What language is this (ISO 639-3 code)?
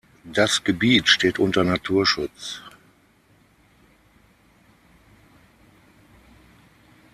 deu